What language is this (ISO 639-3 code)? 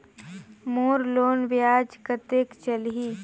hne